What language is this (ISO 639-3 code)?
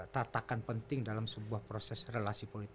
ind